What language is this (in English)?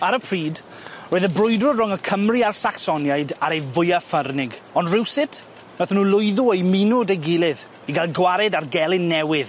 Welsh